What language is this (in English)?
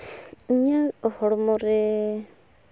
Santali